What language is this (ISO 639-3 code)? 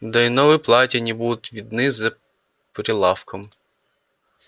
rus